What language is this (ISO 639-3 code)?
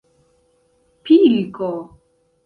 epo